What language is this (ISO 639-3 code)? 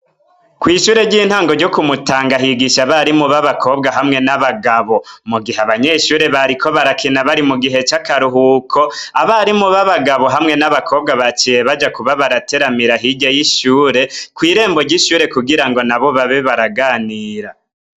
run